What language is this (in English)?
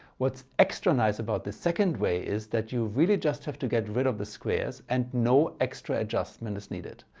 English